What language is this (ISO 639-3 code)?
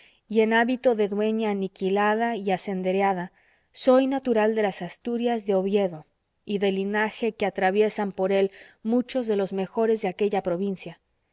spa